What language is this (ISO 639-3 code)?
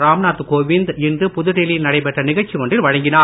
tam